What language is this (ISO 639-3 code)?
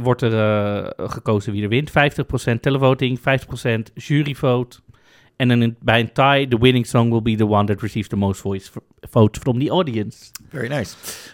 nld